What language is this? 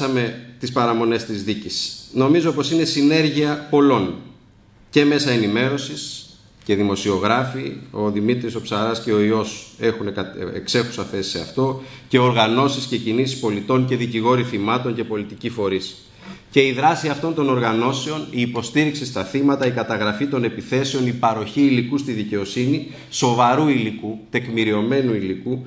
Greek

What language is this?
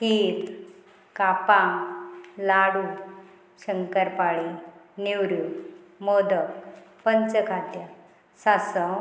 Konkani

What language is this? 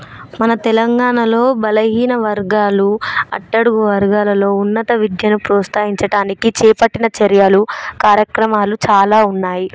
Telugu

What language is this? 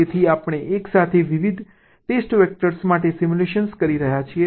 Gujarati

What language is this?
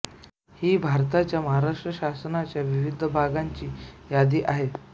Marathi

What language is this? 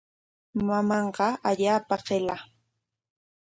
Corongo Ancash Quechua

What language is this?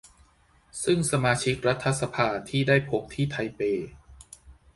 Thai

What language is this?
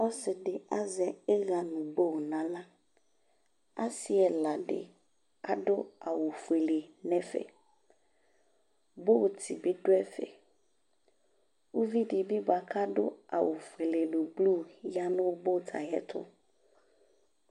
Ikposo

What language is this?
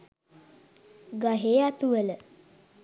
Sinhala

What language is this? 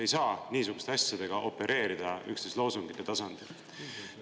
Estonian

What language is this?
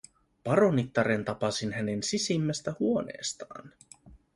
Finnish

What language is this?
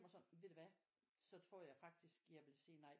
Danish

